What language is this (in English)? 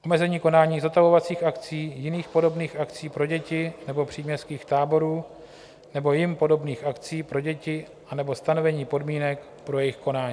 Czech